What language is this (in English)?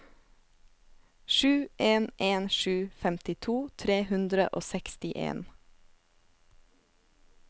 Norwegian